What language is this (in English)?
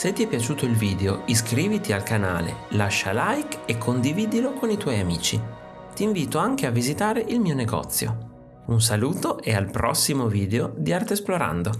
Italian